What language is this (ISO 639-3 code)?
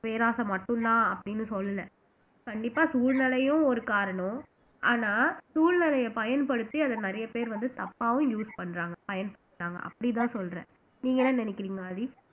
tam